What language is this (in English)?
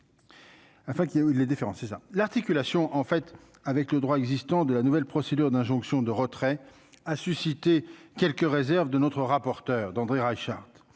French